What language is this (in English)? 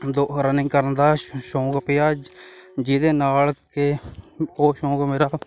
Punjabi